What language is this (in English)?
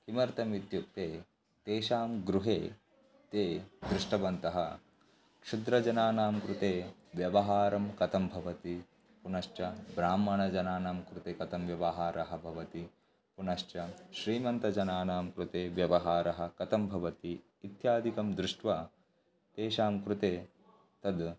Sanskrit